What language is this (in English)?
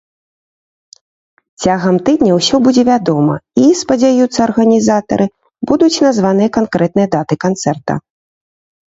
Belarusian